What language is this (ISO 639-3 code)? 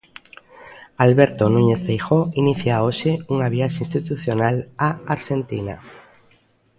glg